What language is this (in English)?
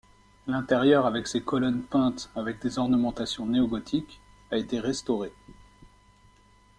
French